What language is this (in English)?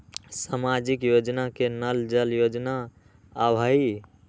Magahi